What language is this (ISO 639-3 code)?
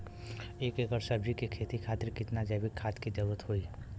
bho